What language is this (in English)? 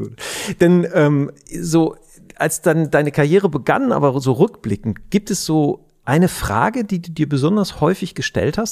German